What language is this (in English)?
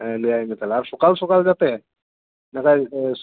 Santali